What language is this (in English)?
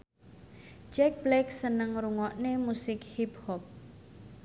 Javanese